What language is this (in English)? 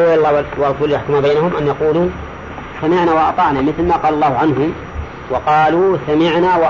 Arabic